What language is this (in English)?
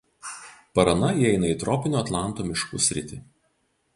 Lithuanian